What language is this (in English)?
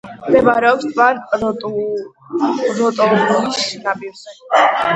Georgian